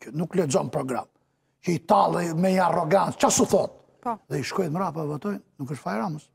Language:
Romanian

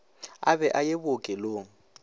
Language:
Northern Sotho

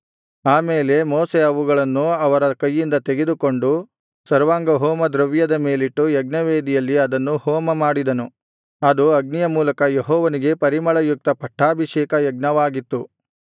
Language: Kannada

